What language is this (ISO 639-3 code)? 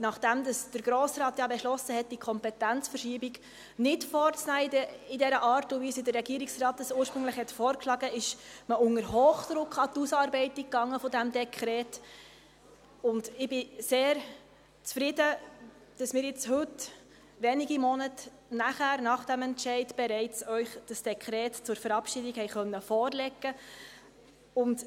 gsw